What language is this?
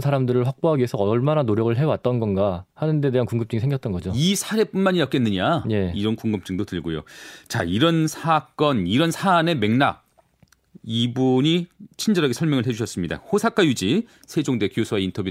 Korean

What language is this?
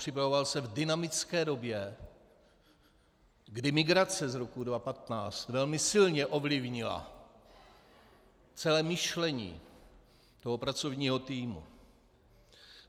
Czech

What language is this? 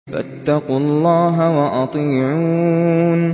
Arabic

